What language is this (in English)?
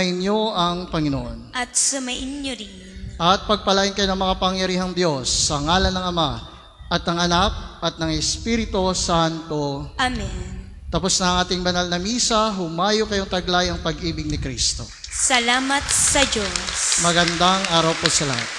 Filipino